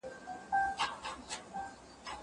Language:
Pashto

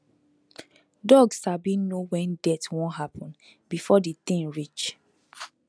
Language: Nigerian Pidgin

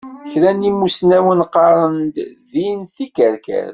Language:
Kabyle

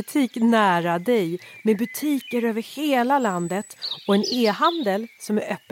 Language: Swedish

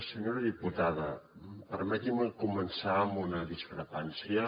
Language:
Catalan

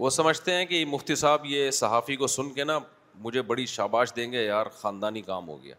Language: Urdu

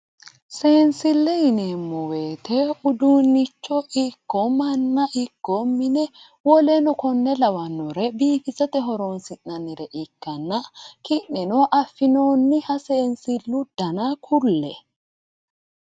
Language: Sidamo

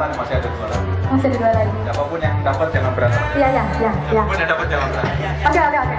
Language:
Indonesian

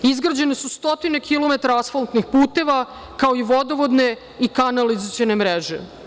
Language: Serbian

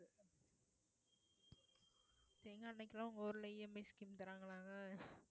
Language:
Tamil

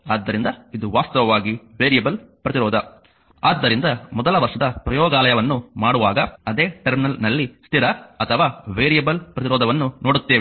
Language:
Kannada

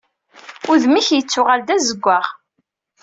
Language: Kabyle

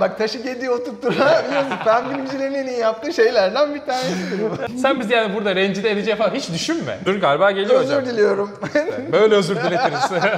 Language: Turkish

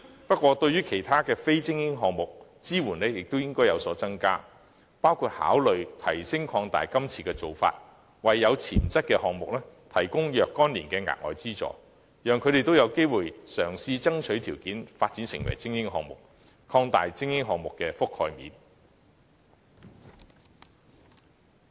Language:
Cantonese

